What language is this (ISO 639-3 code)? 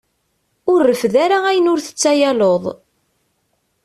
kab